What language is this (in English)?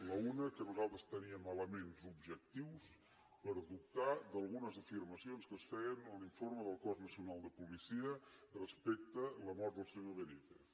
Catalan